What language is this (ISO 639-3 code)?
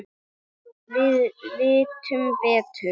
isl